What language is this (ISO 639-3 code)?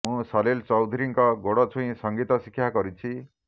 ori